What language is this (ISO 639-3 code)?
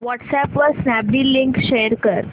mar